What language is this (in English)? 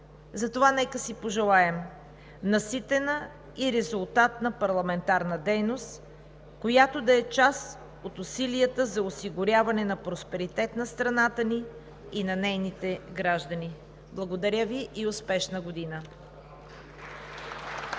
Bulgarian